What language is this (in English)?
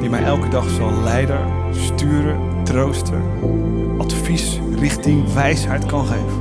Dutch